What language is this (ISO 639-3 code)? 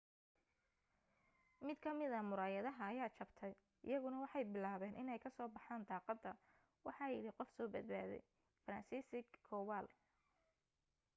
som